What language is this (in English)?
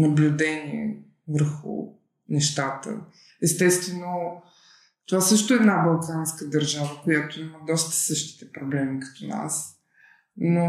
Bulgarian